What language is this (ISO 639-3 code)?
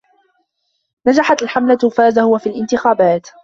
ara